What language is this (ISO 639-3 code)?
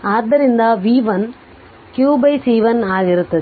kan